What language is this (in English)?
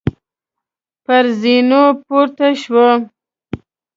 Pashto